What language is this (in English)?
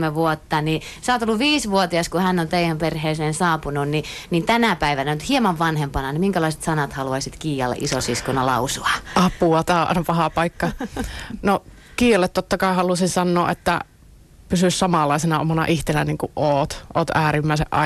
Finnish